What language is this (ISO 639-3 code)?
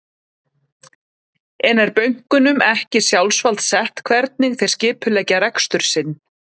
isl